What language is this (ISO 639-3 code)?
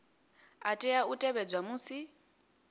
ven